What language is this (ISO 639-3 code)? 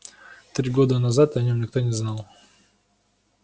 rus